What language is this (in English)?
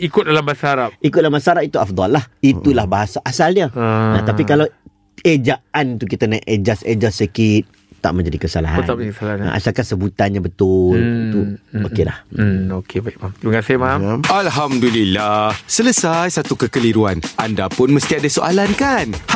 Malay